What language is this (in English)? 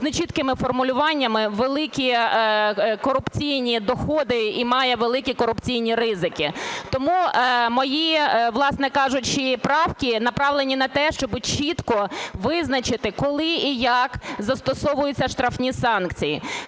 Ukrainian